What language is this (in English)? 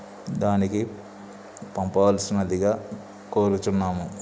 Telugu